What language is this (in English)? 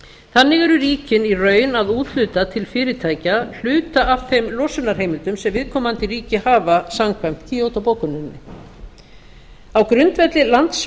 Icelandic